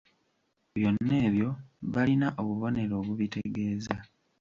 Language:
Ganda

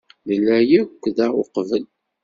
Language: Kabyle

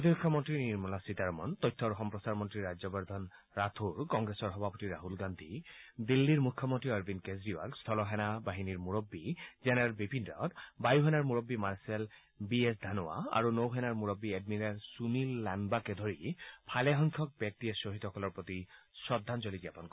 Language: Assamese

